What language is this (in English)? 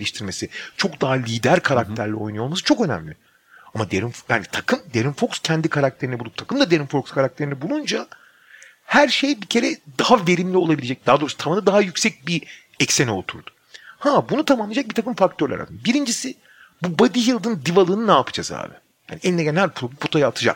Turkish